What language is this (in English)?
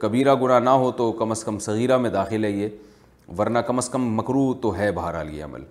Urdu